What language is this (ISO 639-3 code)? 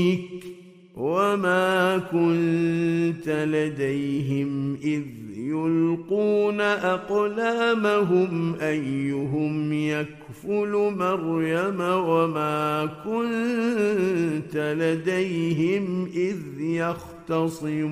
ara